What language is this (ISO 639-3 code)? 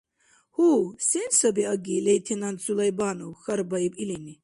dar